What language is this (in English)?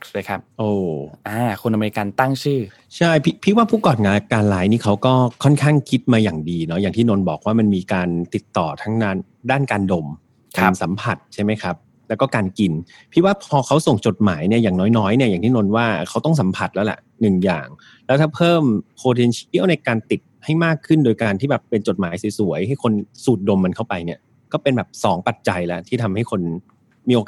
Thai